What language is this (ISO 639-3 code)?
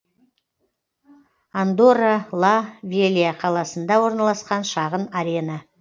kaz